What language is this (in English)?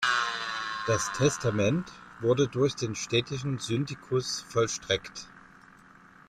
German